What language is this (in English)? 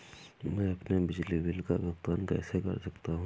Hindi